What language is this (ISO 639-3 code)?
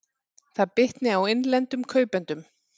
isl